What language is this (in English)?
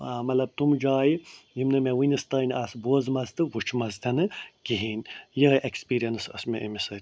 Kashmiri